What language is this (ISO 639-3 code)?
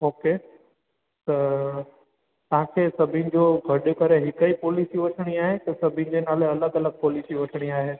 snd